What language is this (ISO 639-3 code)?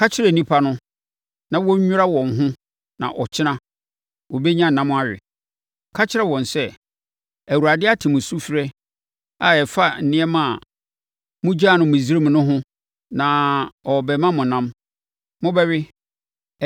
aka